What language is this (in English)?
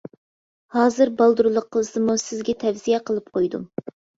Uyghur